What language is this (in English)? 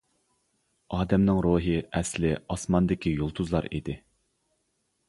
Uyghur